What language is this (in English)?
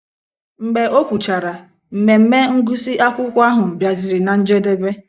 Igbo